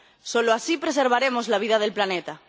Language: Spanish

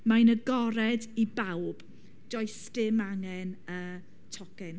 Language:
Welsh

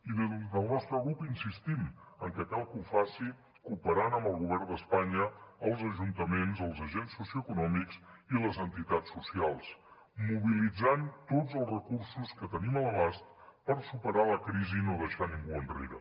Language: Catalan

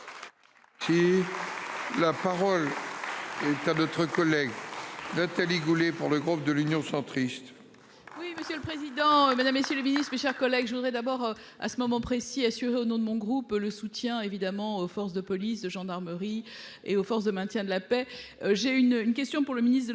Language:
French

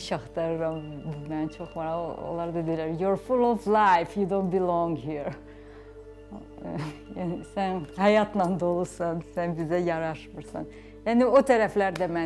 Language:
Turkish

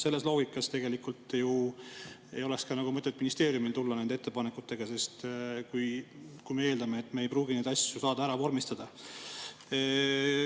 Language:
Estonian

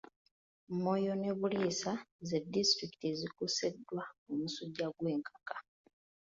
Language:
Ganda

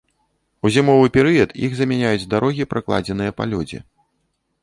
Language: Belarusian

